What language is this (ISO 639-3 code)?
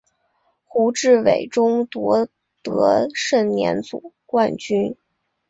zho